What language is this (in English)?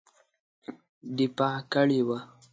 Pashto